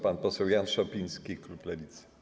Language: Polish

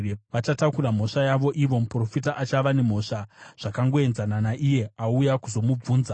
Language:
Shona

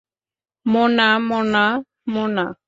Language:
Bangla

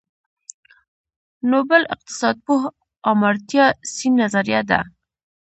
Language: Pashto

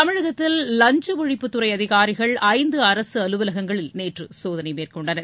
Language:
Tamil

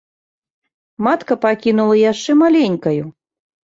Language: Belarusian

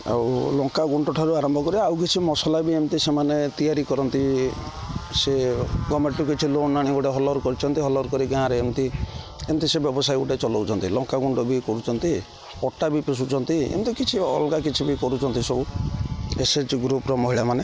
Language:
Odia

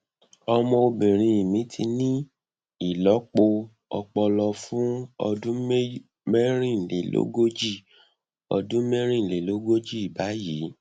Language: Yoruba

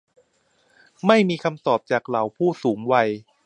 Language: Thai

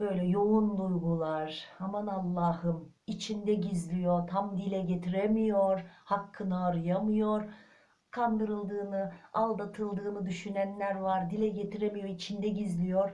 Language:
Turkish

